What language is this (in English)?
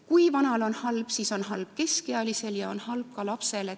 Estonian